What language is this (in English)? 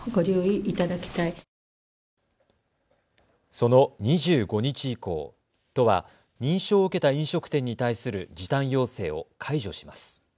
Japanese